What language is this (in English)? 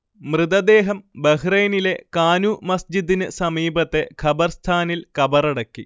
Malayalam